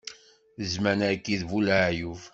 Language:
Kabyle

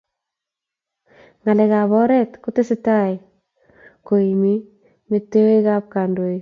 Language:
Kalenjin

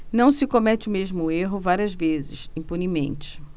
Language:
Portuguese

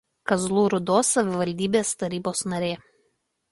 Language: Lithuanian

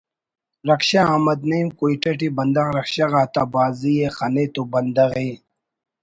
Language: Brahui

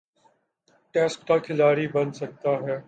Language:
Urdu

